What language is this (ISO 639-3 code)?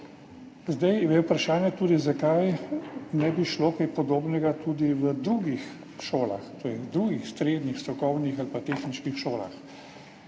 slv